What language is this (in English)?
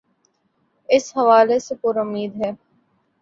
Urdu